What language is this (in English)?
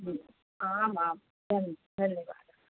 Sanskrit